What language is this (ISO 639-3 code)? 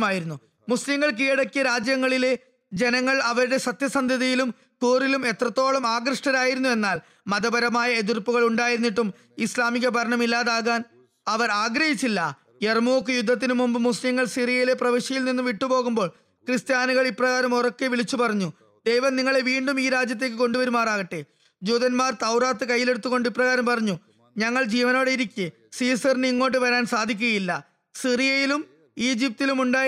mal